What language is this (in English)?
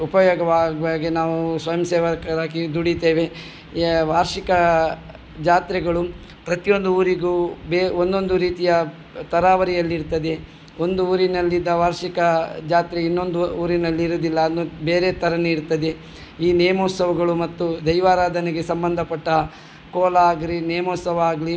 Kannada